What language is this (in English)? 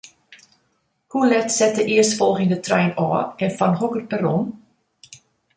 Western Frisian